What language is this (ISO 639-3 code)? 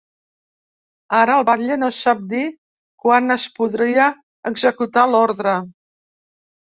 cat